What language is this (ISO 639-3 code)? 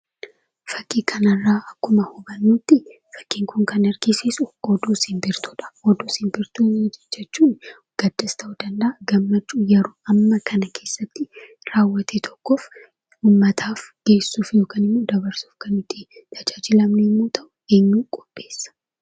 orm